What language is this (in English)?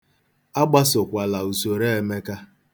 Igbo